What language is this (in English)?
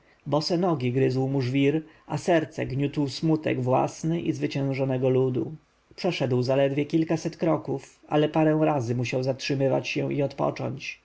Polish